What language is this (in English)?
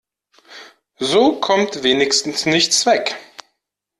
German